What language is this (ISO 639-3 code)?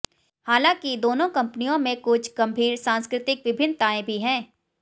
hin